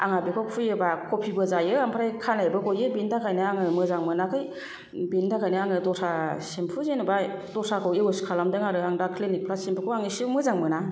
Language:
Bodo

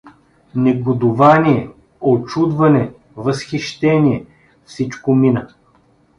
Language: Bulgarian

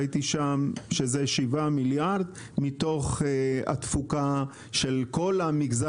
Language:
Hebrew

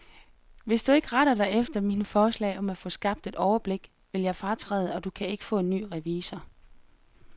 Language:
Danish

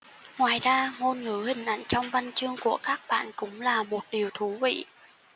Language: Vietnamese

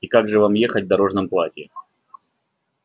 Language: Russian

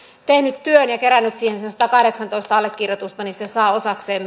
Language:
Finnish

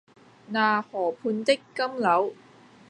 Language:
Cantonese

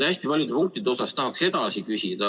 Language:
Estonian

